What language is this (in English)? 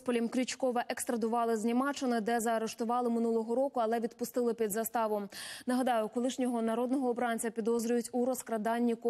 Ukrainian